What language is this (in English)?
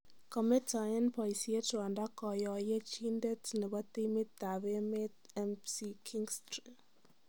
Kalenjin